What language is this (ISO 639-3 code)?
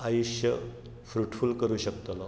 kok